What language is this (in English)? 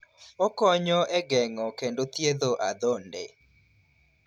Luo (Kenya and Tanzania)